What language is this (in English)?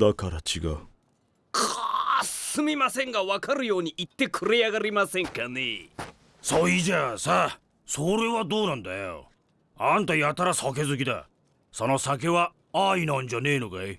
Japanese